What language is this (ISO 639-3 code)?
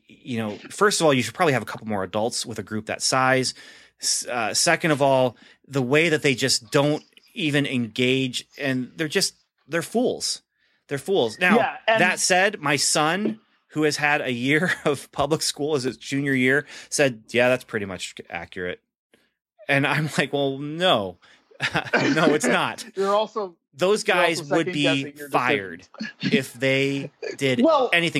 eng